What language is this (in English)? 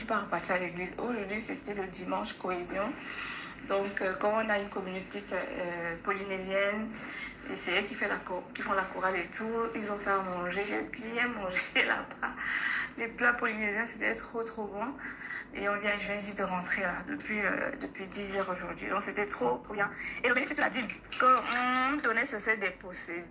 French